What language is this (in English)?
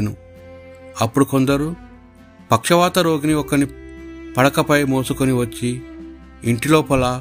Telugu